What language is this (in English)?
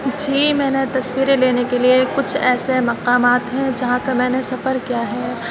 Urdu